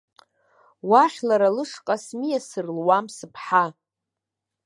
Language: Abkhazian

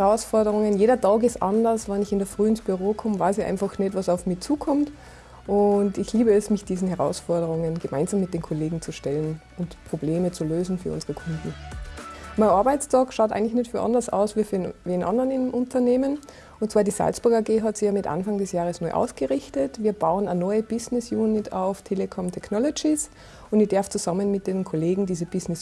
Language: German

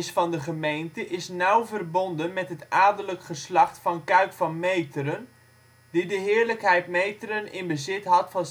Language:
Dutch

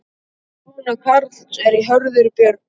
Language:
Icelandic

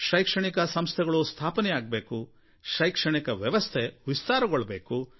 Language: Kannada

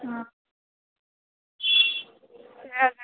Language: Dogri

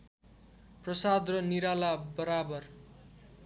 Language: Nepali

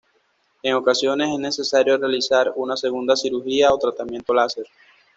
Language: Spanish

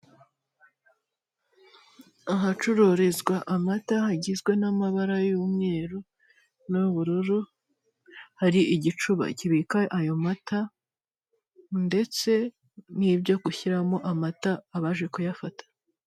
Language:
Kinyarwanda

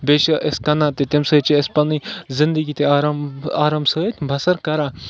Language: Kashmiri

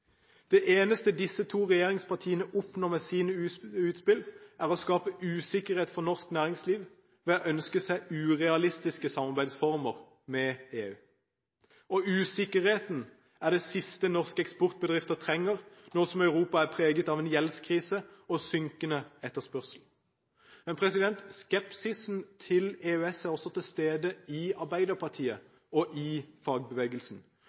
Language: Norwegian Bokmål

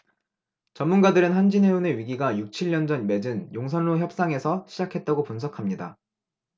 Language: Korean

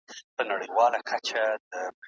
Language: Pashto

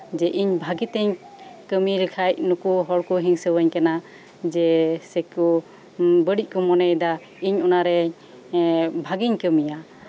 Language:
Santali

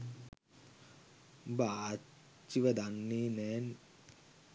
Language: Sinhala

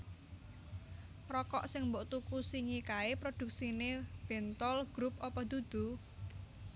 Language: Javanese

